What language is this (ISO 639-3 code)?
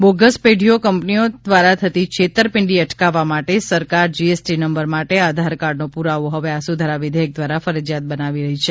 guj